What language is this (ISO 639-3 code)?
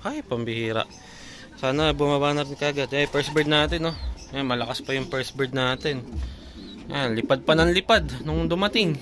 fil